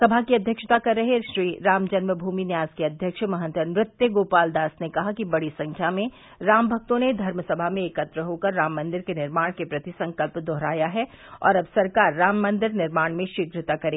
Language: Hindi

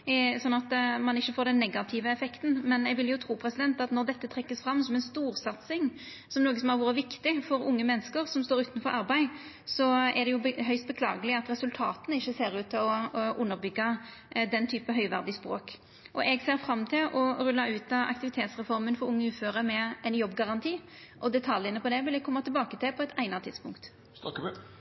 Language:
Norwegian Nynorsk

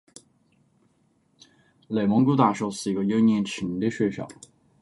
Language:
Chinese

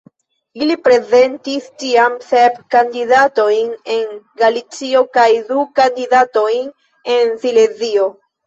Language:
Esperanto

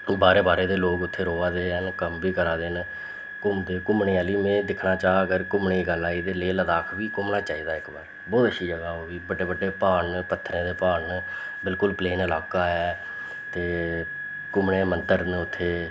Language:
Dogri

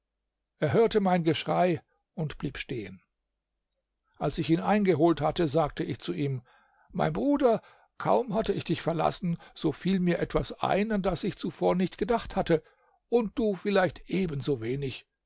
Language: German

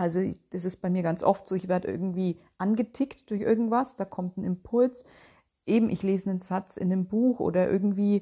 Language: German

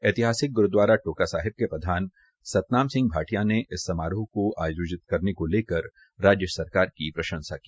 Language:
Hindi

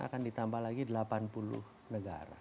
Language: Indonesian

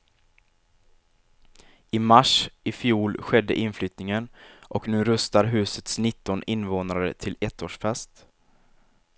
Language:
Swedish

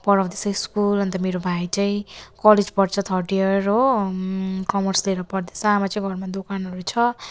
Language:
Nepali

